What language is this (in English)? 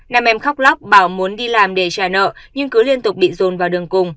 Vietnamese